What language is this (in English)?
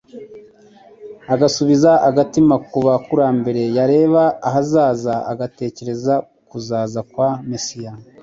Kinyarwanda